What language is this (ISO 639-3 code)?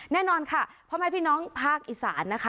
tha